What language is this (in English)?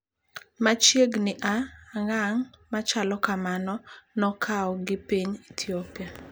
Luo (Kenya and Tanzania)